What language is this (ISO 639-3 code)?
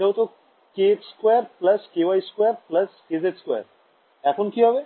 ben